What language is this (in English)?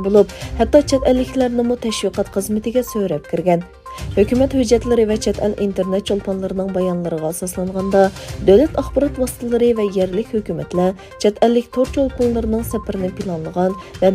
Turkish